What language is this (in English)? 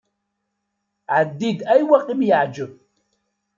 Kabyle